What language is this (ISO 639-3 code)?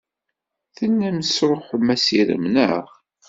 kab